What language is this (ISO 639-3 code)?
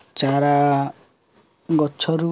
ori